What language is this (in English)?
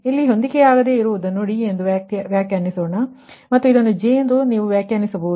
Kannada